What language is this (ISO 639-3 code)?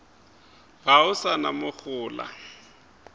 nso